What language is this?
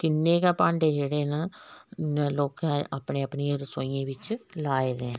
Dogri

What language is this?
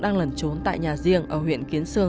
Vietnamese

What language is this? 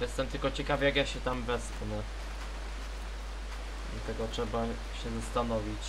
Polish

